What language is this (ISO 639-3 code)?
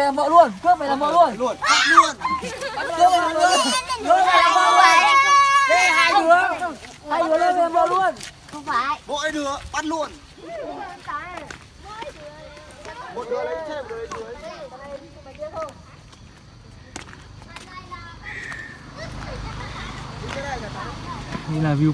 vie